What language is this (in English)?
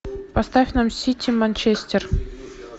Russian